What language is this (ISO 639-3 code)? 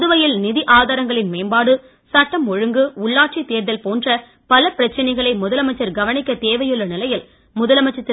tam